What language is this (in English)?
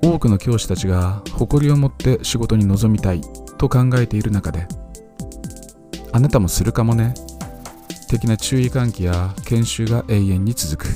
Japanese